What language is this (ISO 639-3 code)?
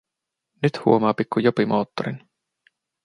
fin